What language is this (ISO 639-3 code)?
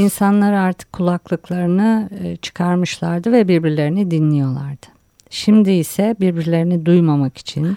tur